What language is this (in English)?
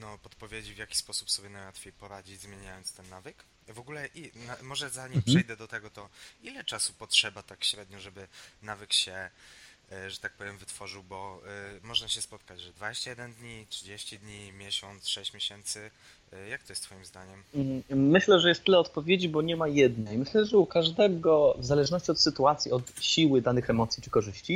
Polish